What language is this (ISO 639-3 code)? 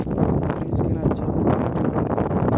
ben